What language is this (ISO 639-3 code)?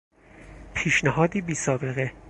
fas